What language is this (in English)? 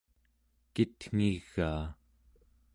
Central Yupik